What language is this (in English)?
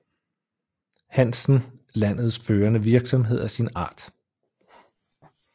Danish